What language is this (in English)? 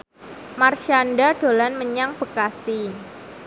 Javanese